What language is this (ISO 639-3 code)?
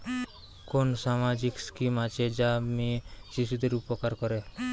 ben